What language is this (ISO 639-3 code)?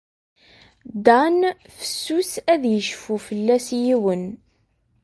kab